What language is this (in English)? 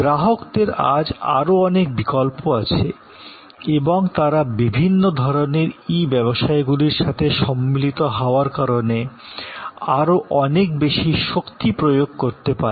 Bangla